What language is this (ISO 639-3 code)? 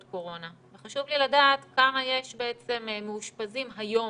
heb